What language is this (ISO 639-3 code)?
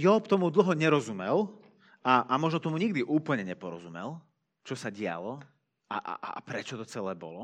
slk